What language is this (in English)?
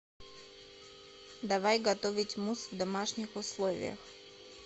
Russian